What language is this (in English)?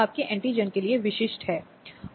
Hindi